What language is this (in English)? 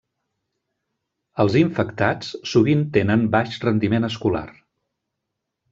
Catalan